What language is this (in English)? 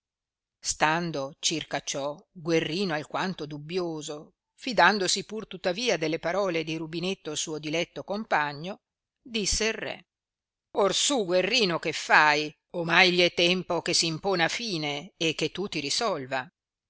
Italian